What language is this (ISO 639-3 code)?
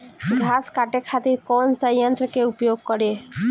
bho